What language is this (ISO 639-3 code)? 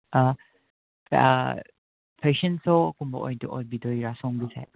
mni